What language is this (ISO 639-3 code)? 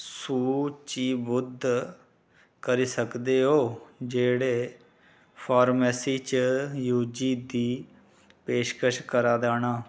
doi